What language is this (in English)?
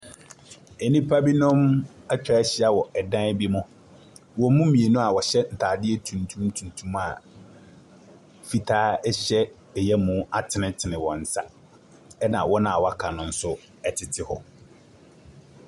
Akan